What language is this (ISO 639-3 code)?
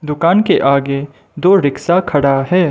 hin